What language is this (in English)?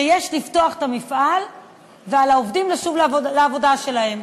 Hebrew